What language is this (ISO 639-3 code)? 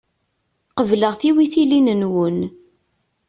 kab